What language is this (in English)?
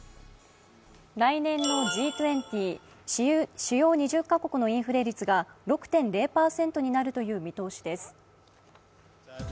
Japanese